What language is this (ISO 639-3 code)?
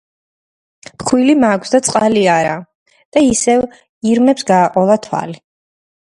kat